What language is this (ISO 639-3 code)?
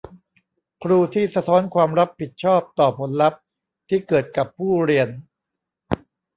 tha